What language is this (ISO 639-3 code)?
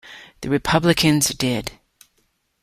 eng